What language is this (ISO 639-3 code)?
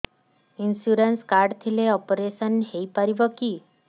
ori